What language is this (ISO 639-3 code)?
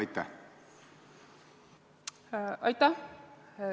est